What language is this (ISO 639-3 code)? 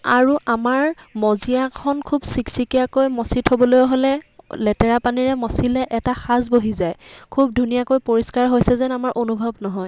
asm